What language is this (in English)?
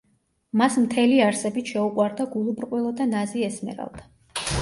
Georgian